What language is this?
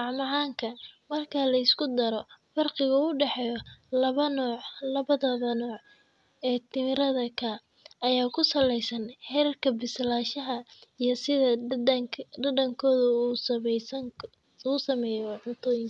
Somali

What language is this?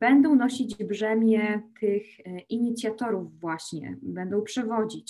Polish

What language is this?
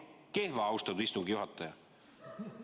Estonian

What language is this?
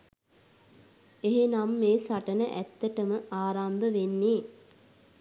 Sinhala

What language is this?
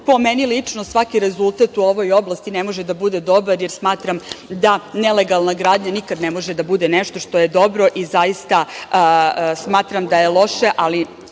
Serbian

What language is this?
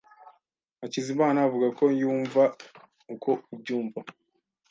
Kinyarwanda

